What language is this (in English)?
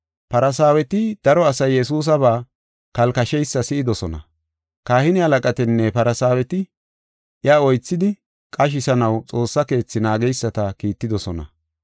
Gofa